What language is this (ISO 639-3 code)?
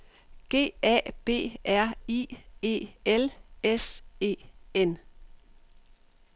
dan